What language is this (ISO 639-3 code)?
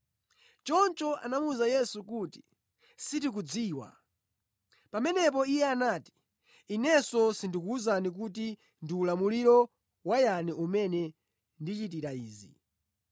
nya